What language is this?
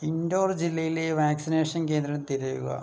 Malayalam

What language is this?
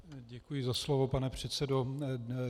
Czech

